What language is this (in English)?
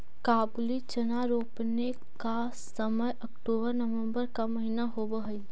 Magahi